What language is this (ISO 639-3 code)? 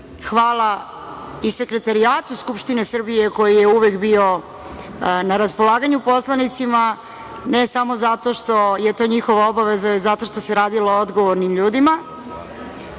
srp